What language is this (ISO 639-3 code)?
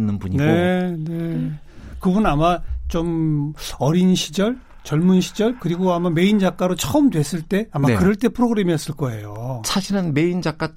kor